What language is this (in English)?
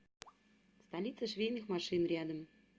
Russian